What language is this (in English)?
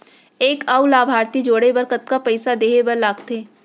Chhattisgarhi